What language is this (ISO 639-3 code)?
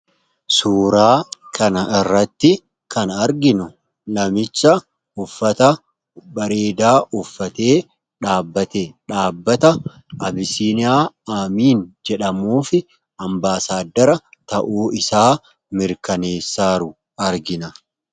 orm